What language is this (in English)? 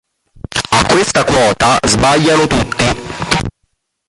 Italian